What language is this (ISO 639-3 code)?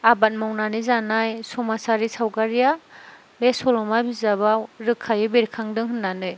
brx